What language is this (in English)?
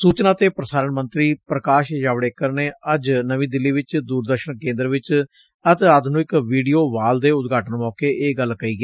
Punjabi